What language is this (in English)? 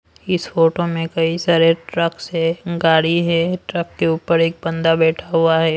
Hindi